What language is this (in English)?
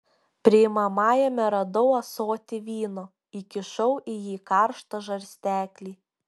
Lithuanian